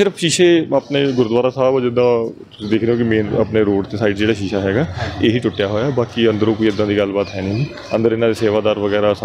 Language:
Punjabi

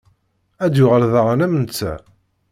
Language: Kabyle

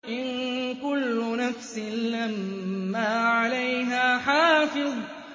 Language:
Arabic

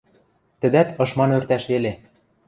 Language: Western Mari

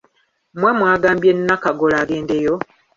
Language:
Ganda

